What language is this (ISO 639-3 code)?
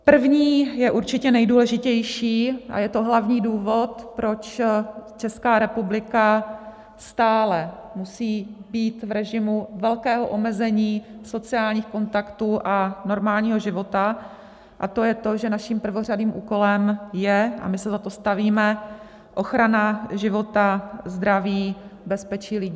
ces